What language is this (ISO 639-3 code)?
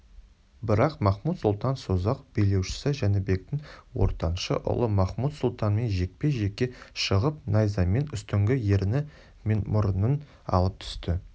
kaz